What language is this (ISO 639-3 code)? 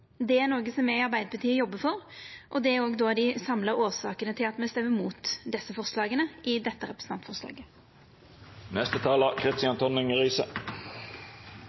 nno